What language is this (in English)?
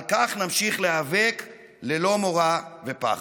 Hebrew